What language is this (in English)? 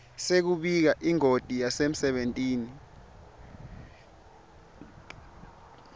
Swati